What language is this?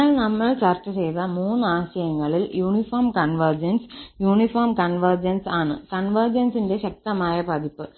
Malayalam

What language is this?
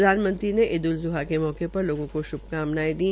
Hindi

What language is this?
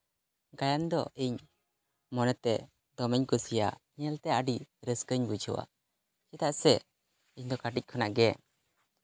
Santali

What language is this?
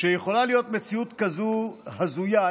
Hebrew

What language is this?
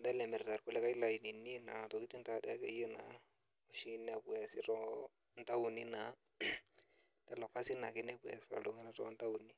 Masai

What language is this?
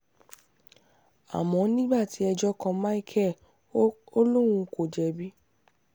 Yoruba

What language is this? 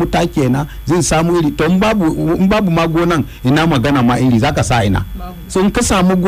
Swahili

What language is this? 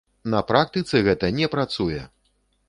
Belarusian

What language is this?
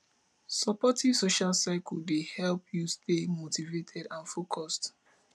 Nigerian Pidgin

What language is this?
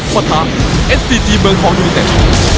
Thai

